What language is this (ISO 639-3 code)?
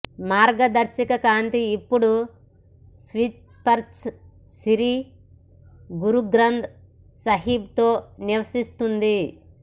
tel